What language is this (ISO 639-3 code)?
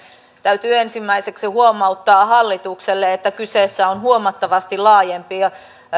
fin